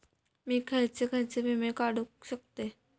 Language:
Marathi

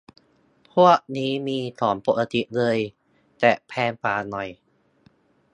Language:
Thai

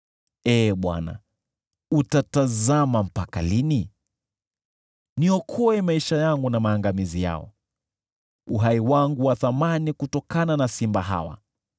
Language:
Swahili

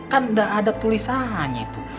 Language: Indonesian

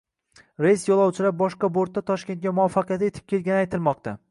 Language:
Uzbek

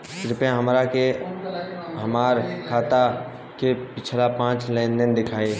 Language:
Bhojpuri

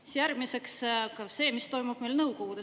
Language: Estonian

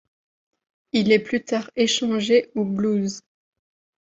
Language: French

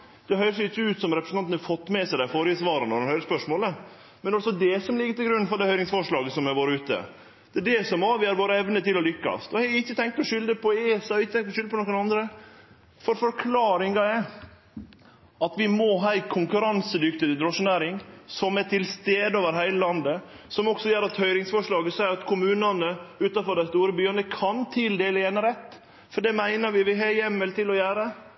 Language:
Norwegian Nynorsk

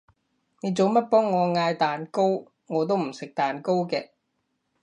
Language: Cantonese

